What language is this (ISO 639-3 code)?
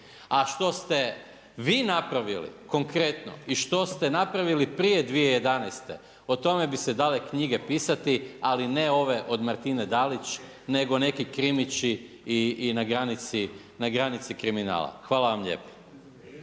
hrv